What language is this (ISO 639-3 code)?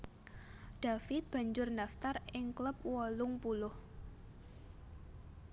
jav